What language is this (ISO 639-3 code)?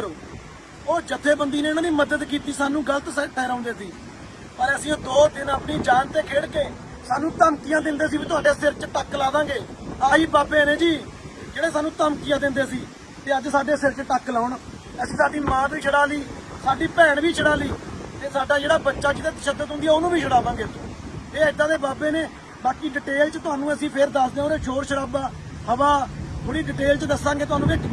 pan